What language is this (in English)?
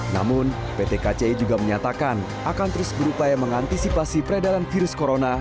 Indonesian